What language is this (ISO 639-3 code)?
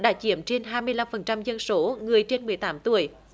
vie